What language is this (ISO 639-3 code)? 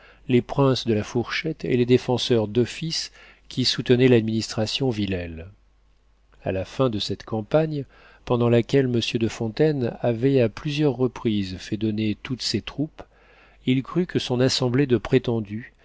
fra